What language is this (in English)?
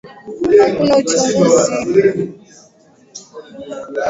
Swahili